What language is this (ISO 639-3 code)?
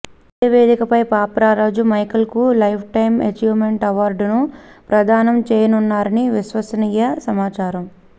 tel